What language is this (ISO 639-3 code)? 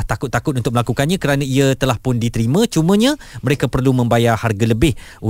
msa